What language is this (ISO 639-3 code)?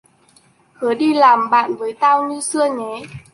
vie